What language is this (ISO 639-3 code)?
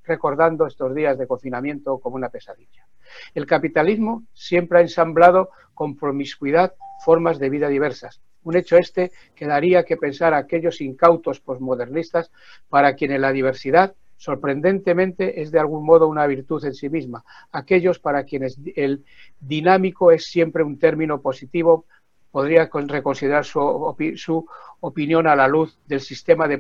spa